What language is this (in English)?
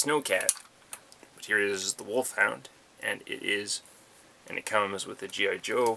English